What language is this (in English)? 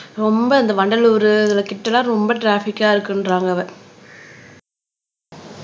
Tamil